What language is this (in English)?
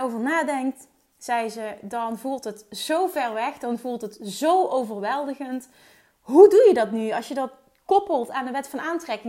Dutch